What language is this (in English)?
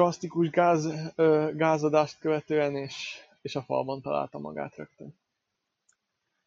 Hungarian